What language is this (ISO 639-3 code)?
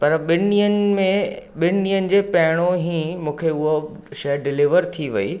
snd